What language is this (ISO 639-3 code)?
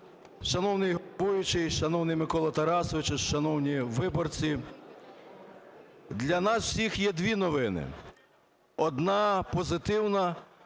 ukr